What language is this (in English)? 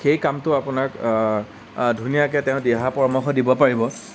Assamese